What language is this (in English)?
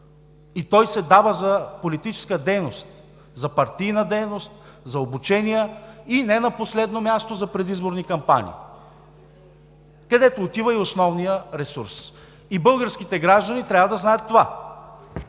Bulgarian